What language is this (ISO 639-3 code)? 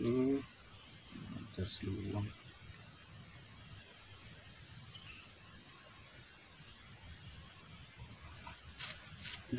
ind